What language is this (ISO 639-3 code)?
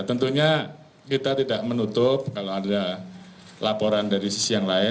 ind